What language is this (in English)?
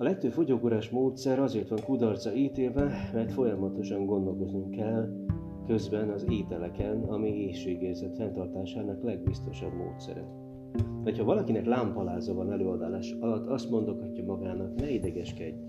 Hungarian